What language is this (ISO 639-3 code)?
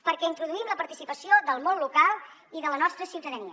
cat